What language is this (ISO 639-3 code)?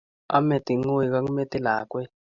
kln